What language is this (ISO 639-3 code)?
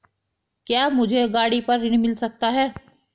hin